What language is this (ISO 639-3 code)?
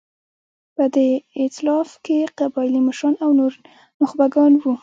pus